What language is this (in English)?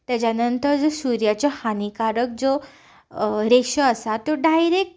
Konkani